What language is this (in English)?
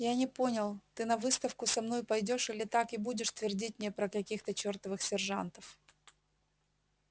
Russian